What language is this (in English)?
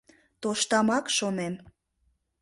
Mari